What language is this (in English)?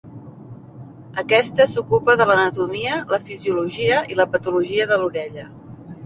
Catalan